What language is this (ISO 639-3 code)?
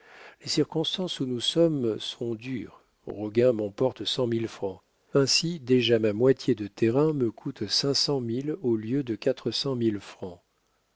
fra